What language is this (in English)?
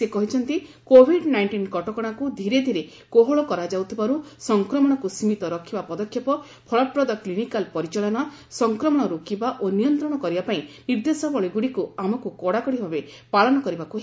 Odia